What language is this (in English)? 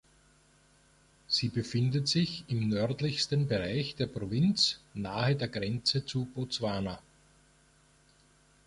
German